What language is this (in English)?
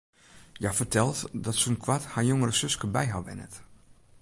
Western Frisian